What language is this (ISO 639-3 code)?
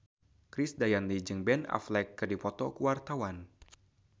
sun